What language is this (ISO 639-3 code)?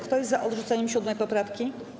pol